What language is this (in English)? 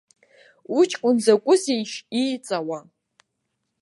Abkhazian